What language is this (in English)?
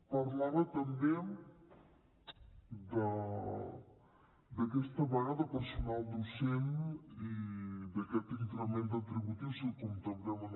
Catalan